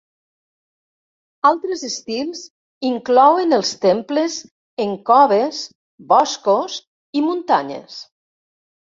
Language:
Catalan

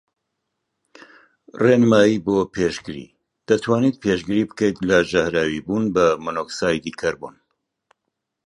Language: Central Kurdish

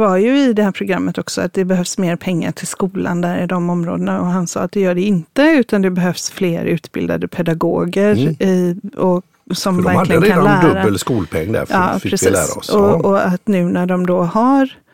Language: Swedish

